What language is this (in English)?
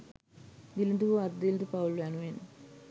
Sinhala